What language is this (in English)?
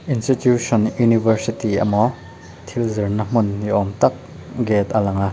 Mizo